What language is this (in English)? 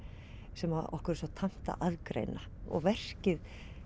Icelandic